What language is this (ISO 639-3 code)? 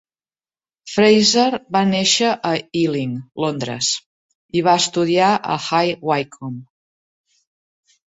cat